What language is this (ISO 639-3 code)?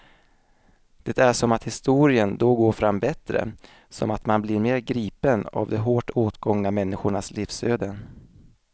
swe